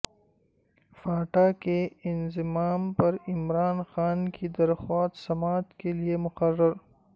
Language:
Urdu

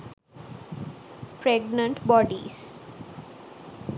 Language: Sinhala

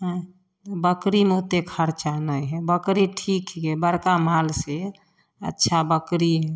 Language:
Maithili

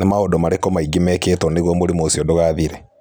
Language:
Kikuyu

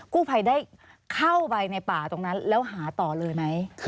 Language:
Thai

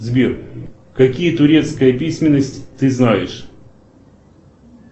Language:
Russian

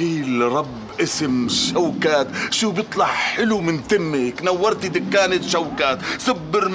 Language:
Arabic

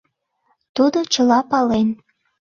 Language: Mari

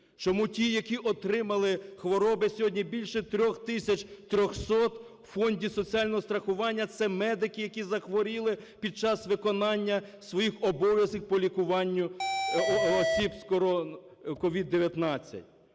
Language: Ukrainian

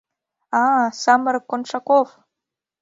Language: Mari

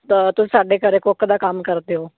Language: Punjabi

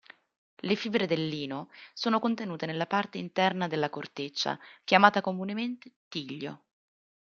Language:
Italian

